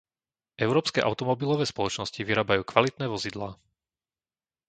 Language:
Slovak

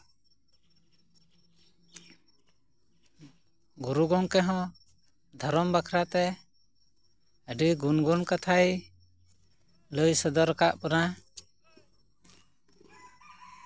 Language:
Santali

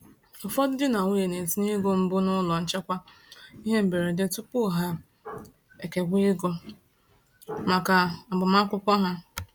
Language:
Igbo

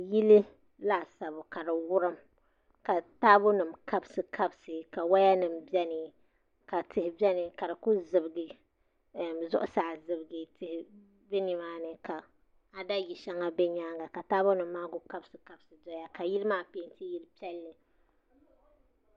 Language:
Dagbani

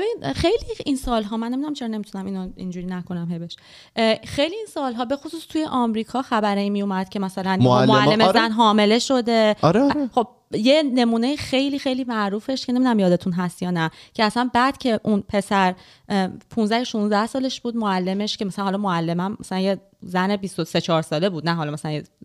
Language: Persian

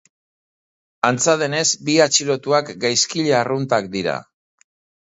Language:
Basque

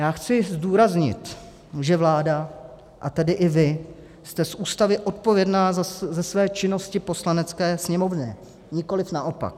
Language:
Czech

